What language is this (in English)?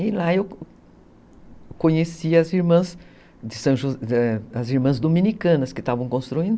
Portuguese